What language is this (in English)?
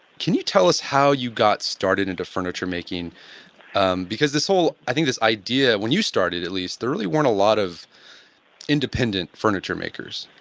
English